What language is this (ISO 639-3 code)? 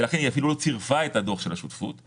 heb